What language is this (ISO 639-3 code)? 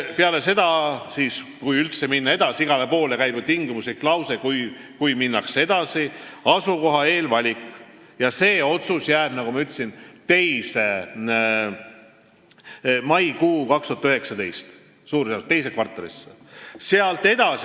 est